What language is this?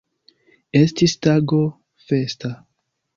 Esperanto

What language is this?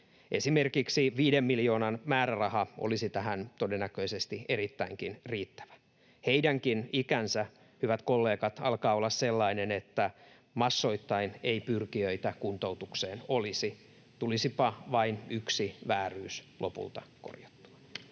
Finnish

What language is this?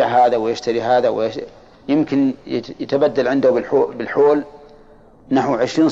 Arabic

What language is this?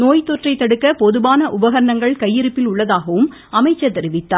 Tamil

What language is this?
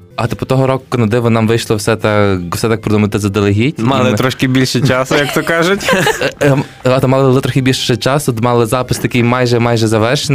Ukrainian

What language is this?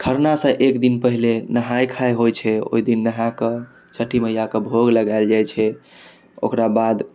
Maithili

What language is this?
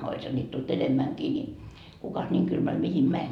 Finnish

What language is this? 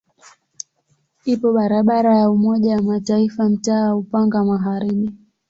Swahili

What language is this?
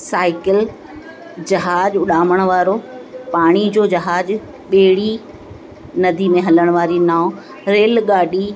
Sindhi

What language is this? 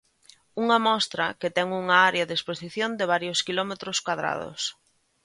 Galician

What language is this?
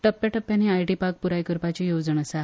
Konkani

